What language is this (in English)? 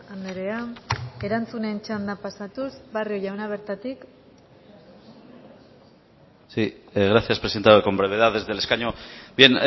Spanish